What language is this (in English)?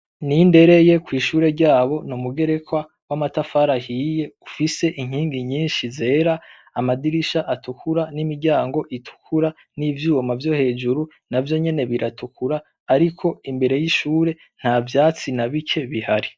Rundi